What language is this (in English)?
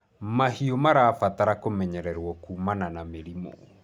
Kikuyu